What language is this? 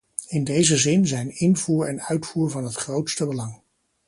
Dutch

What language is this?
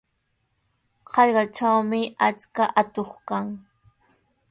Sihuas Ancash Quechua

